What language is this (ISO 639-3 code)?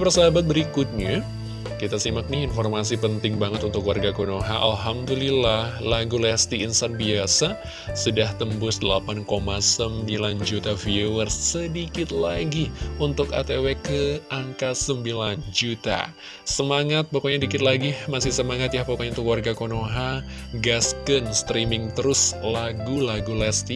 ind